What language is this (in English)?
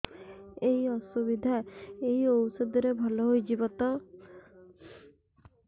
Odia